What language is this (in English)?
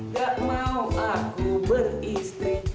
Indonesian